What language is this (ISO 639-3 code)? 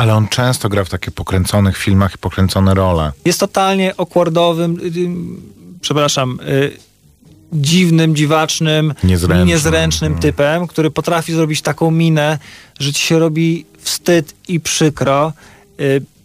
pol